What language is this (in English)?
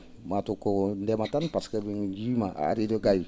Fula